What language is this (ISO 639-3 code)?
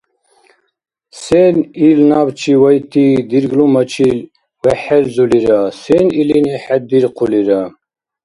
dar